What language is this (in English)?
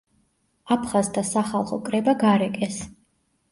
Georgian